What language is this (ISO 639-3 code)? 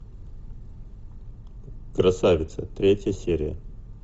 rus